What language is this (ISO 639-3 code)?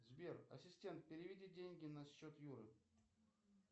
rus